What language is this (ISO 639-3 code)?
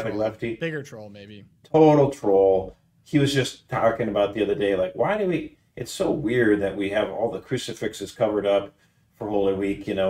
eng